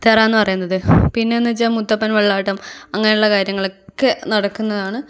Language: Malayalam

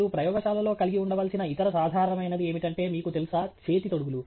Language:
Telugu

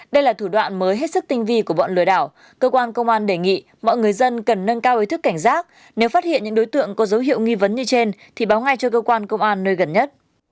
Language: Vietnamese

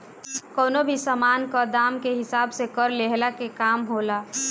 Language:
Bhojpuri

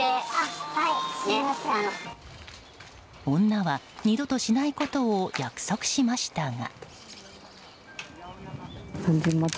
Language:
Japanese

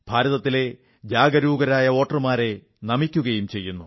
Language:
Malayalam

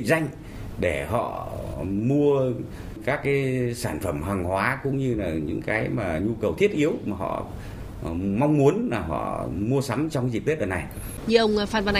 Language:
Vietnamese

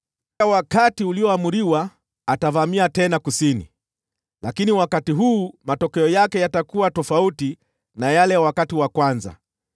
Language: Swahili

